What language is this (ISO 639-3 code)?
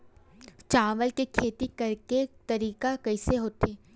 hne